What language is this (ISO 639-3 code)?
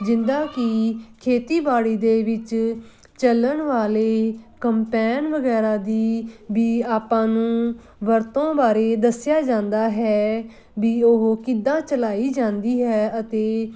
pan